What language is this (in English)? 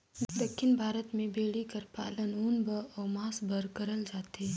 Chhattisgarhi